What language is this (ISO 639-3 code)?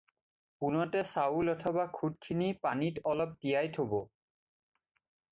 asm